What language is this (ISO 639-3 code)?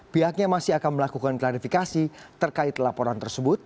ind